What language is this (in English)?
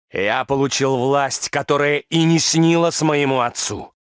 Russian